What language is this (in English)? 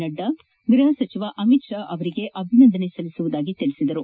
Kannada